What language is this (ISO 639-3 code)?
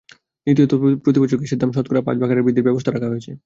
ben